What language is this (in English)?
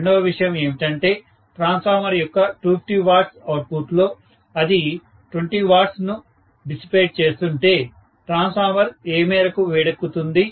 Telugu